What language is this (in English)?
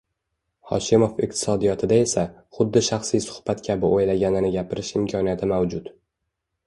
Uzbek